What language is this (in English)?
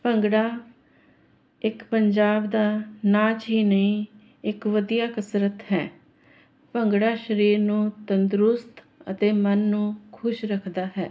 Punjabi